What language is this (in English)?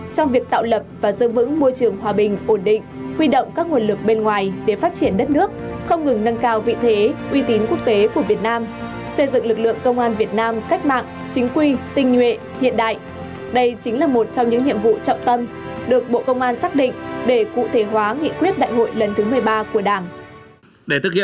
Vietnamese